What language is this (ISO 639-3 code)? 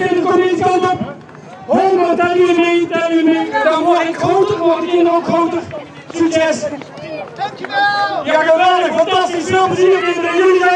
nld